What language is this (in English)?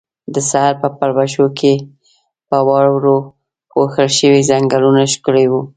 Pashto